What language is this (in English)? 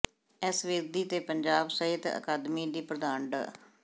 Punjabi